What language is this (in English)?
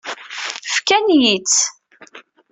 Kabyle